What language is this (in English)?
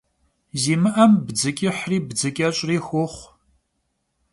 Kabardian